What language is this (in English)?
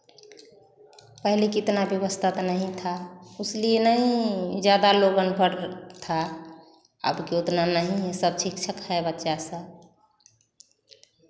Hindi